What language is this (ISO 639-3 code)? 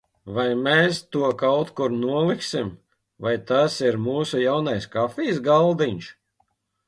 lav